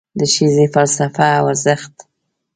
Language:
Pashto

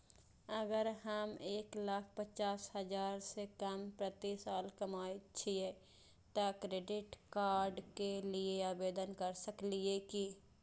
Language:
Maithili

